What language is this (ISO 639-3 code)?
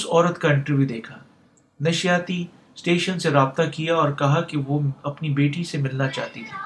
urd